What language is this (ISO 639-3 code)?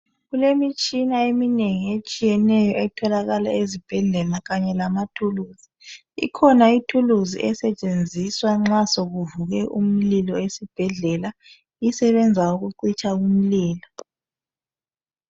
nde